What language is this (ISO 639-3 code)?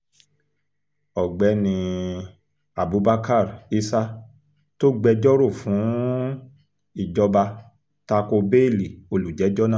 yor